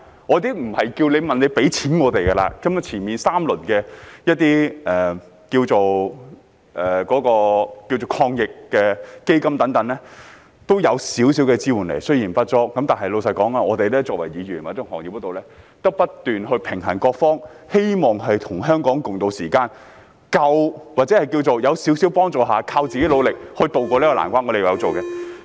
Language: Cantonese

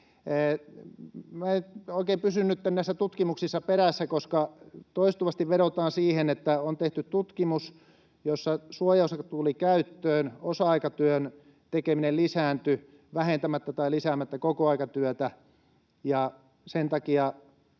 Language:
Finnish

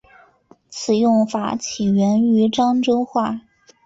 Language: Chinese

